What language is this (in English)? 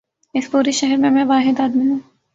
Urdu